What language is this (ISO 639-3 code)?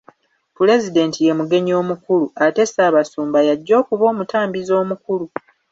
lug